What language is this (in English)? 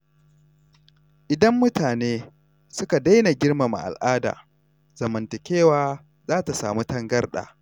Hausa